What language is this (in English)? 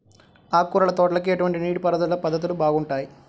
Telugu